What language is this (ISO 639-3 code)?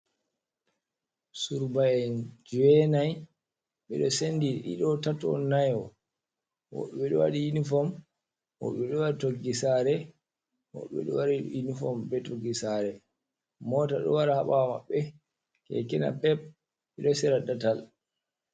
ful